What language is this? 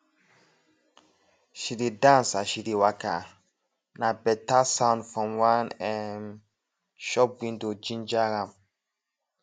Nigerian Pidgin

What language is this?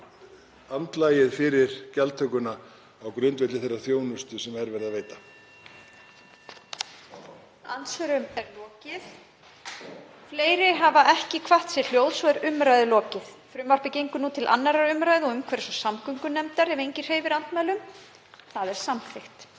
Icelandic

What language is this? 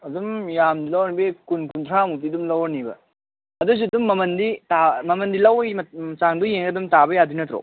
Manipuri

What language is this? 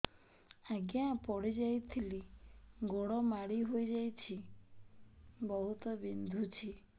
Odia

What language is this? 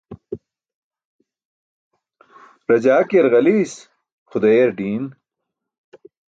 Burushaski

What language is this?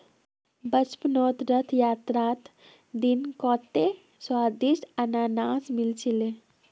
Magahi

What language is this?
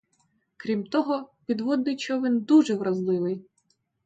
Ukrainian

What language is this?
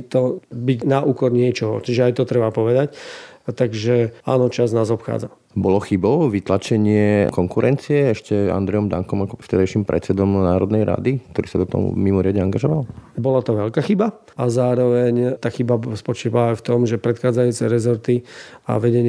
Slovak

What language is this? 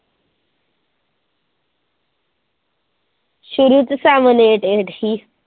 Punjabi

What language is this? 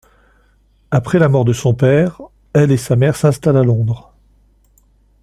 French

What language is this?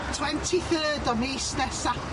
Welsh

